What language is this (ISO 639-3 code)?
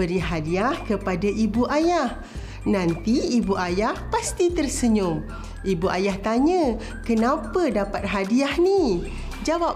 msa